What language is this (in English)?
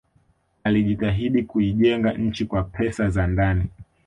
Swahili